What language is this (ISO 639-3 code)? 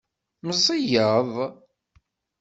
kab